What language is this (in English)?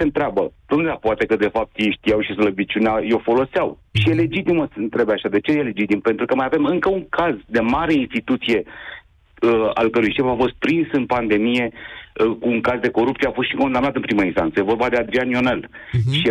Romanian